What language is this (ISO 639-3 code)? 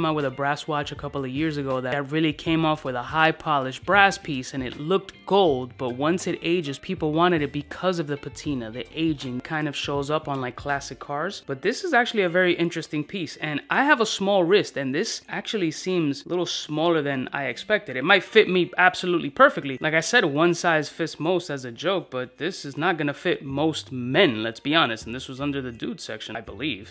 eng